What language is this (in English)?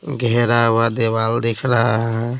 Hindi